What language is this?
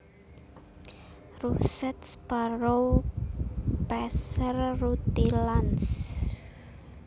Javanese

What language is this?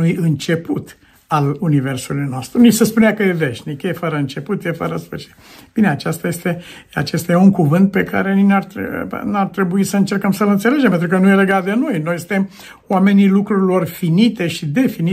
Romanian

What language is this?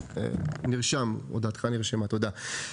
Hebrew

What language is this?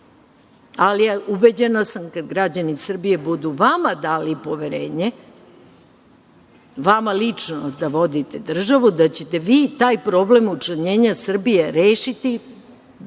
Serbian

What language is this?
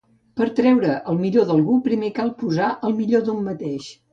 Catalan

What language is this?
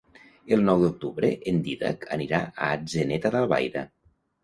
Catalan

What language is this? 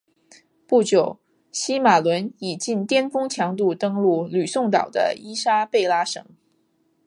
Chinese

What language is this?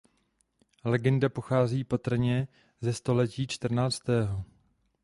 Czech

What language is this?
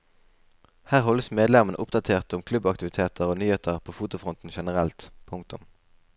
Norwegian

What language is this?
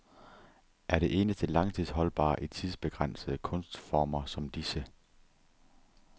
Danish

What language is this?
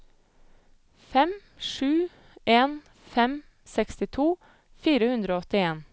Norwegian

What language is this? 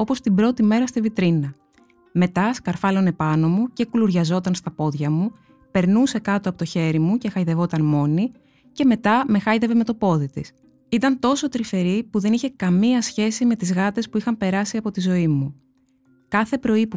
Greek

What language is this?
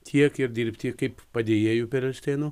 Lithuanian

